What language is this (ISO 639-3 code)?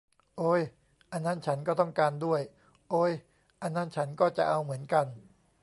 tha